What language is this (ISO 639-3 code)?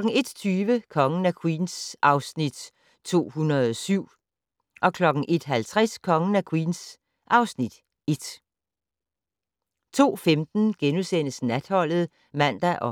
dan